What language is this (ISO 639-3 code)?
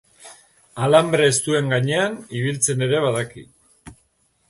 eus